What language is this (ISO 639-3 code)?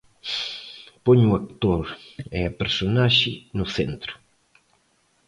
glg